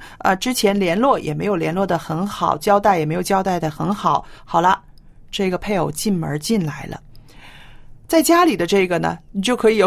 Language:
Chinese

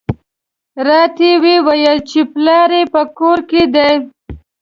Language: Pashto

